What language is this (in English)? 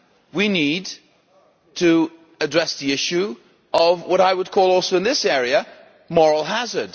English